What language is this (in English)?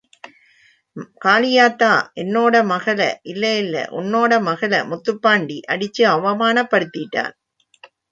Tamil